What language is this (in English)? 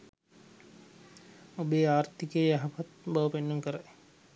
Sinhala